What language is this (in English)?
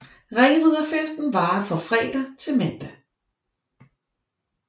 Danish